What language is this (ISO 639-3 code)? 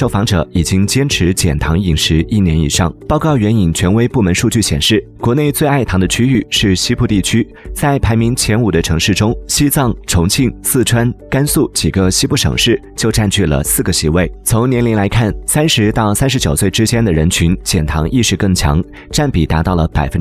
zho